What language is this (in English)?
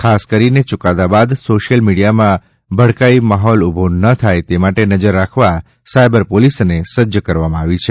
Gujarati